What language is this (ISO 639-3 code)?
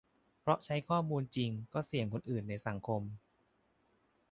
tha